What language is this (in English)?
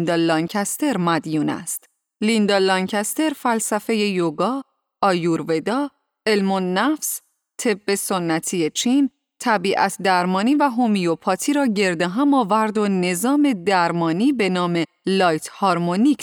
Persian